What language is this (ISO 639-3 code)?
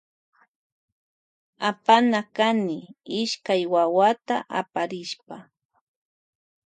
qvj